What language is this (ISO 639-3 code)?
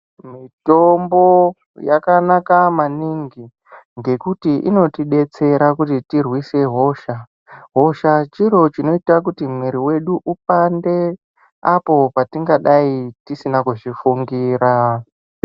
ndc